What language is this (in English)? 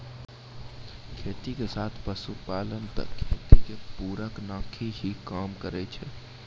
Maithili